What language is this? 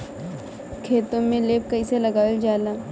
Bhojpuri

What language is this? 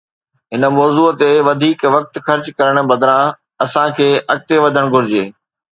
Sindhi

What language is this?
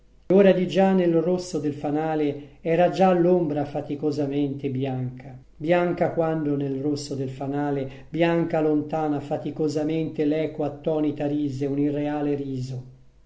Italian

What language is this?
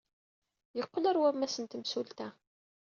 Kabyle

